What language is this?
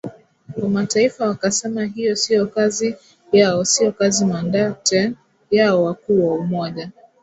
Swahili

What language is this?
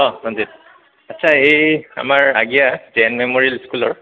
Assamese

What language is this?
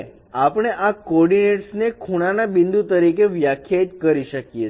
Gujarati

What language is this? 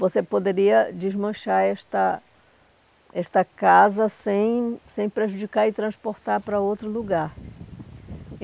Portuguese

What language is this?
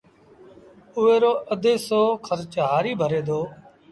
Sindhi Bhil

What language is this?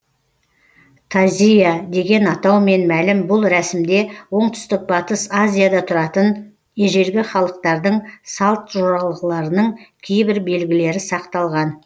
Kazakh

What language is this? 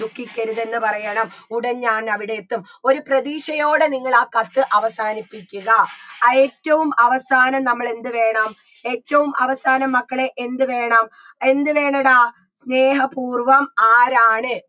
Malayalam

